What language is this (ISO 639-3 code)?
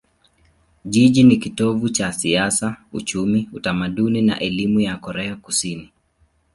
swa